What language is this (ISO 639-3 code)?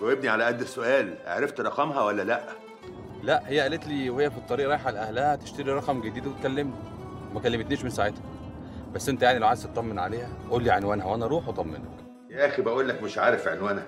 ara